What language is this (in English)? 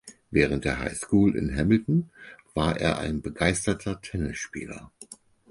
German